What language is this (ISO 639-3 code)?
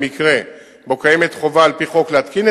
heb